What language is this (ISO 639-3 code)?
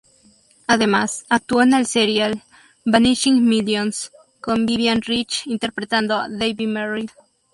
spa